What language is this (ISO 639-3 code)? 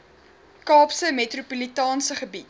afr